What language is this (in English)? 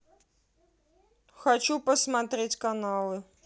Russian